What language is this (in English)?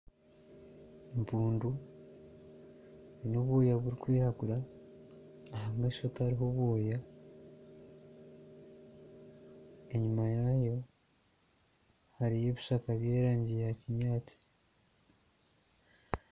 Nyankole